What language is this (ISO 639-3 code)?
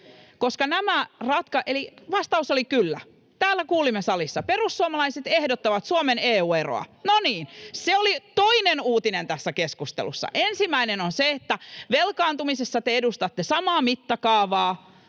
fin